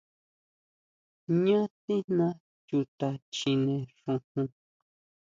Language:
Huautla Mazatec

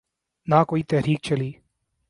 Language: Urdu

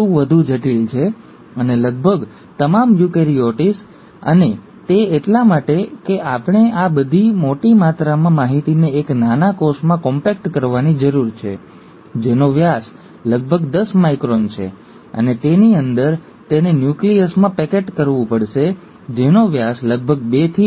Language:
Gujarati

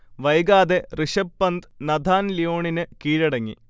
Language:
Malayalam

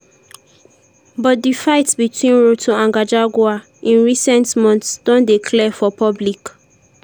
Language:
Nigerian Pidgin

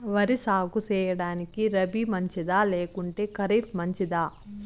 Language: Telugu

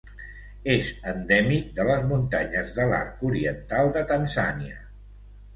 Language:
Catalan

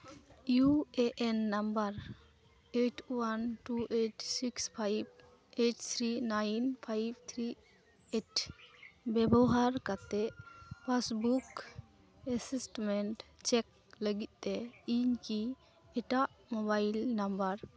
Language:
Santali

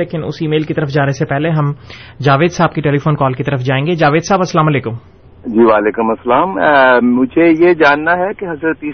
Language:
Urdu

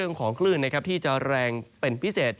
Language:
Thai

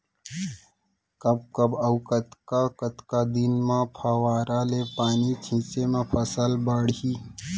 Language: Chhattisgarhi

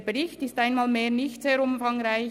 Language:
Swiss German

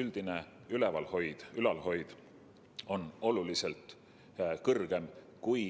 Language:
Estonian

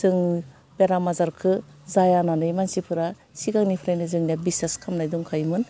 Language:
Bodo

